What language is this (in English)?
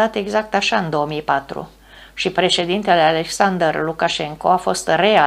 Romanian